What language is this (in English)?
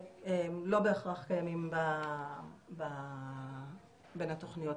Hebrew